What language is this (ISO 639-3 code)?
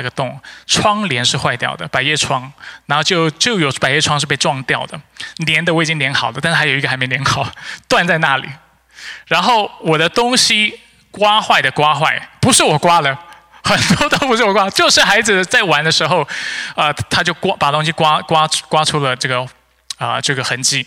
zho